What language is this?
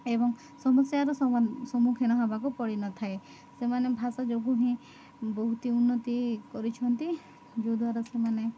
Odia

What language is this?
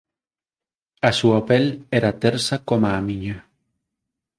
Galician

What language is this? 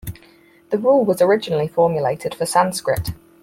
English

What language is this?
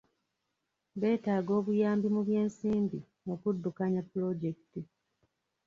Ganda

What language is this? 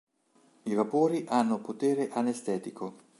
Italian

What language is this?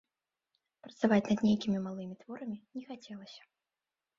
Belarusian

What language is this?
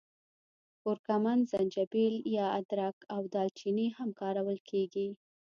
Pashto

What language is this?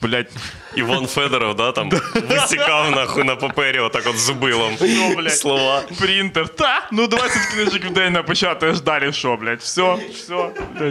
Ukrainian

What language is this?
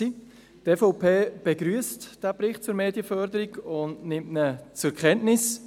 Swiss German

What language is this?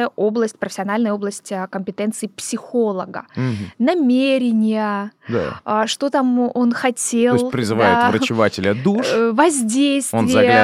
Russian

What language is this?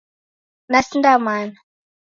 Taita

